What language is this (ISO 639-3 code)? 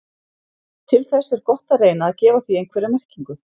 isl